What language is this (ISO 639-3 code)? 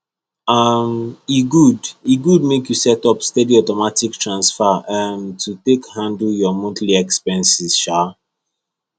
pcm